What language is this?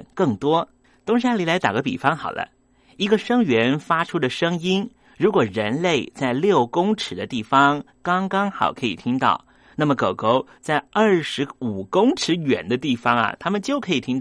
Chinese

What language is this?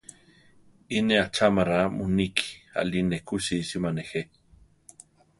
Central Tarahumara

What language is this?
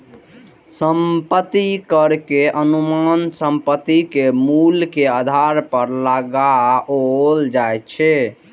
Maithili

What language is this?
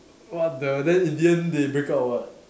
English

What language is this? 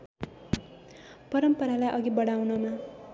Nepali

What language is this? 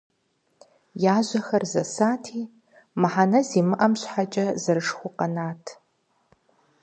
Kabardian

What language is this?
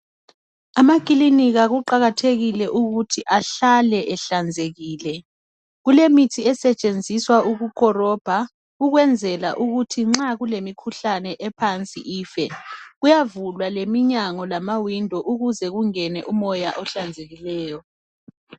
North Ndebele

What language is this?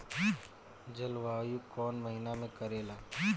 Bhojpuri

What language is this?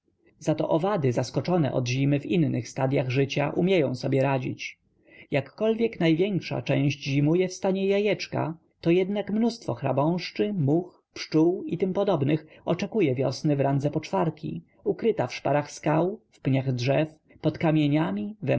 Polish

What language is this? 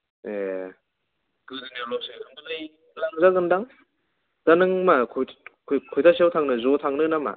Bodo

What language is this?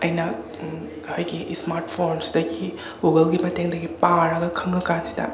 Manipuri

